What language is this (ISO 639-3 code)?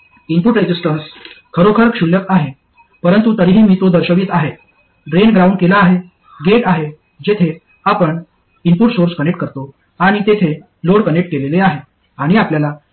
mar